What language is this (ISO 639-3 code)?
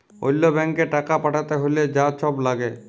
ben